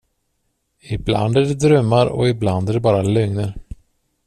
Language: Swedish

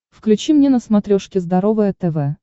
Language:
Russian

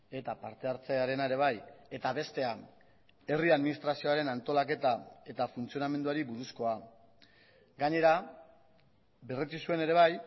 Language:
Basque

